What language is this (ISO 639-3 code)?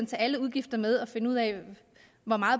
dan